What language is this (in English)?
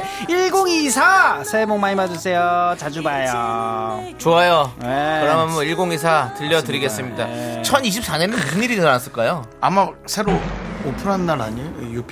Korean